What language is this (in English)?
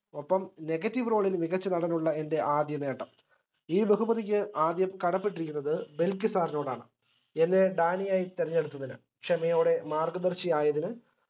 Malayalam